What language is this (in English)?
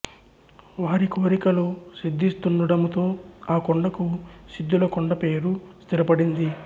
Telugu